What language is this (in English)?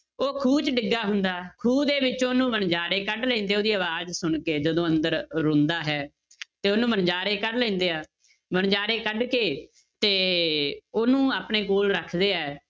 Punjabi